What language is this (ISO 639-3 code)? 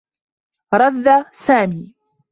ara